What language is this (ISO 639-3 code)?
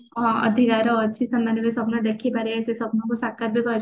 ori